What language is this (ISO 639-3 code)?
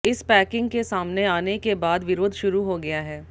hin